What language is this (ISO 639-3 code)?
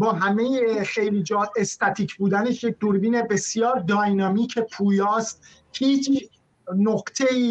fas